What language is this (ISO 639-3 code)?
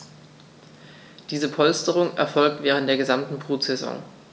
deu